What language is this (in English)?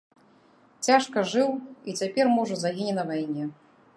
Belarusian